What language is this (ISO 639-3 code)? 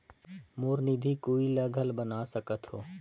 hne